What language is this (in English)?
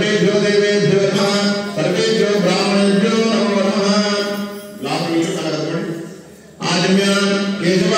Arabic